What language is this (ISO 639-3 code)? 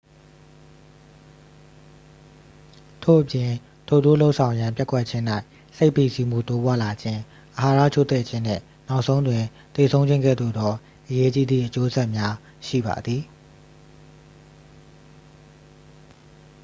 mya